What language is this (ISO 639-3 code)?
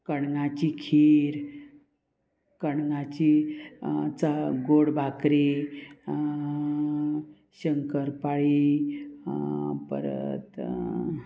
kok